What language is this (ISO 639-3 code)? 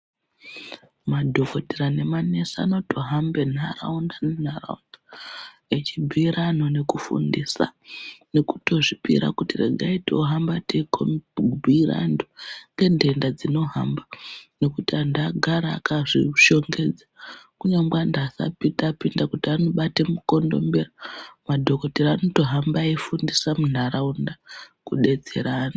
ndc